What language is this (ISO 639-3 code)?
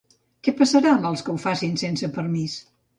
cat